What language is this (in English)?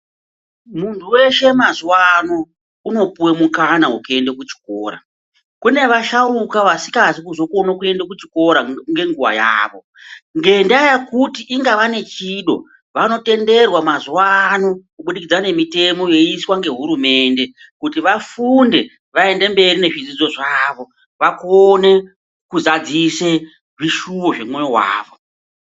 Ndau